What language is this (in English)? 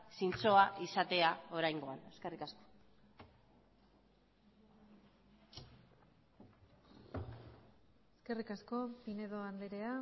Basque